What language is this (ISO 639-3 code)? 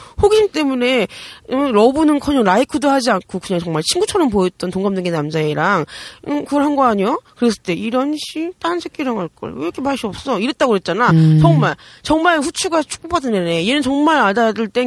kor